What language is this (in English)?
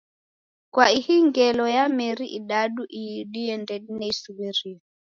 Taita